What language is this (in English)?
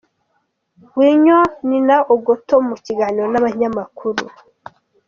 Kinyarwanda